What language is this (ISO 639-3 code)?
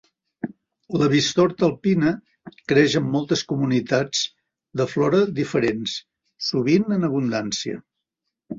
cat